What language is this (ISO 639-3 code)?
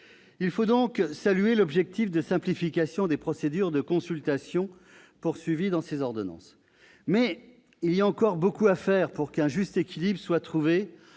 fra